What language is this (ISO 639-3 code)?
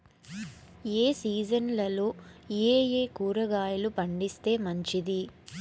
tel